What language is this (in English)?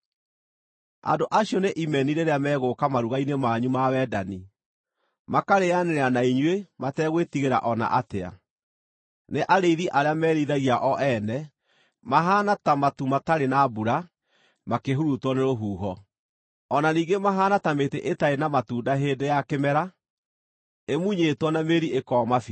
Kikuyu